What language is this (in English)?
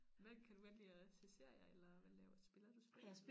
Danish